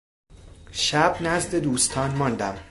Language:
Persian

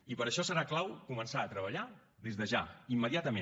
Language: Catalan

